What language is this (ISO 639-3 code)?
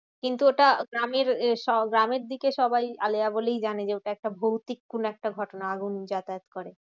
ben